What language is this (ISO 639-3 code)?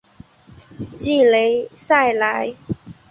zho